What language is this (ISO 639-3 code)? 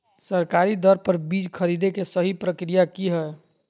mag